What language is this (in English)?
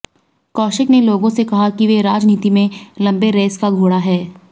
Hindi